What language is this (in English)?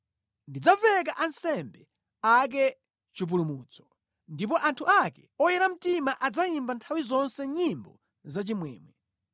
Nyanja